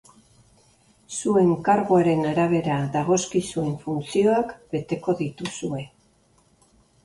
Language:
Basque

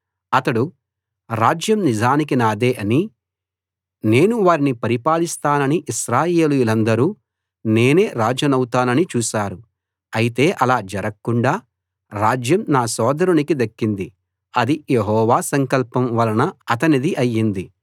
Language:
Telugu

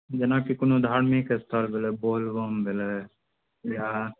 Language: Maithili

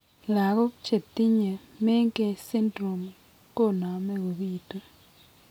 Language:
Kalenjin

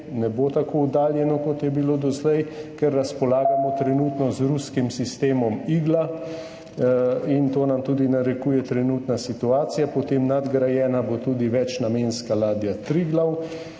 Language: Slovenian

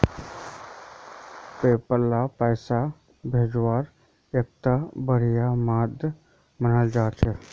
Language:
Magahi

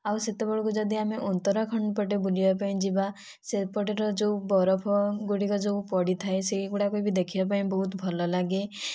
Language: Odia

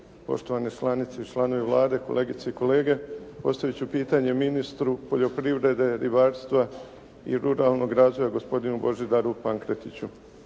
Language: Croatian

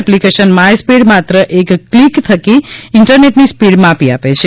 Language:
Gujarati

